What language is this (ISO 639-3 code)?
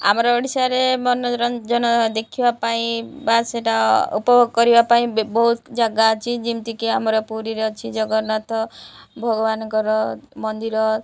ori